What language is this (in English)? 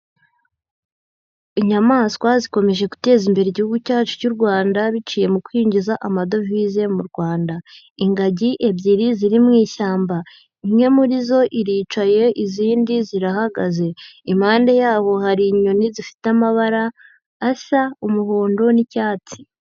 Kinyarwanda